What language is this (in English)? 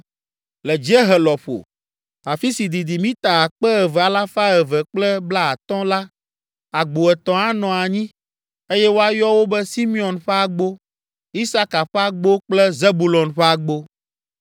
Ewe